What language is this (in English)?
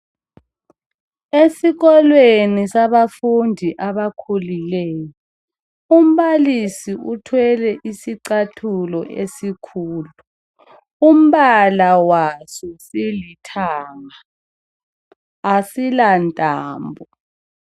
North Ndebele